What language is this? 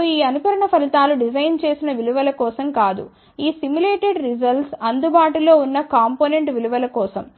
Telugu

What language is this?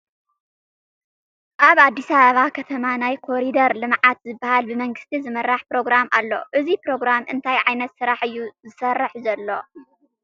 Tigrinya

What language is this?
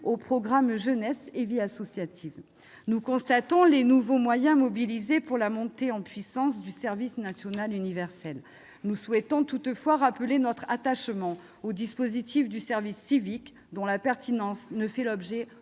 French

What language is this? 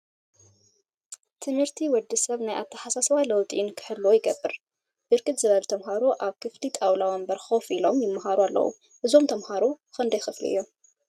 Tigrinya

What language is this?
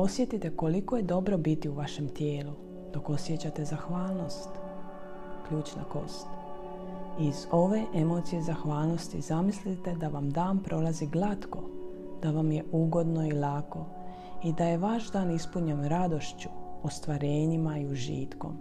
Croatian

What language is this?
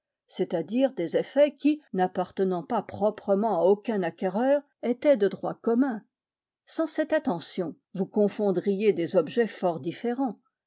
French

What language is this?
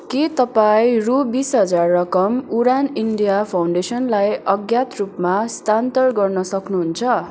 Nepali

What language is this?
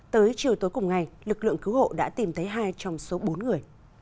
Vietnamese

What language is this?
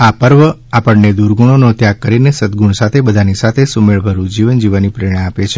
Gujarati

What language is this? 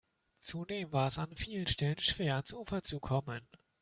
German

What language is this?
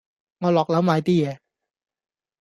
Cantonese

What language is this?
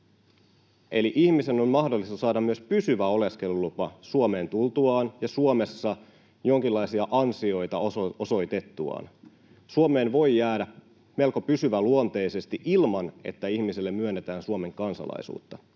Finnish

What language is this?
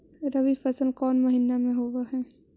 Magahi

